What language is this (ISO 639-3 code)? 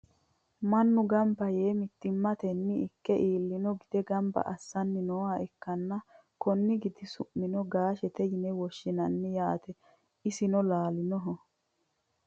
sid